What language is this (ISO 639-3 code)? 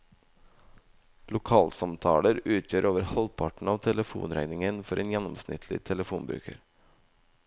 nor